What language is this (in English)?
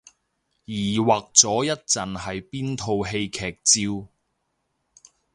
Cantonese